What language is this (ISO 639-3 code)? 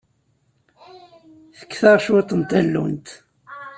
kab